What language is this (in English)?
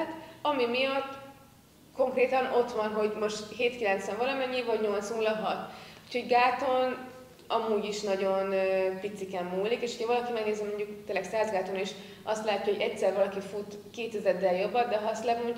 Hungarian